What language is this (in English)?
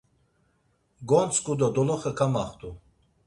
Laz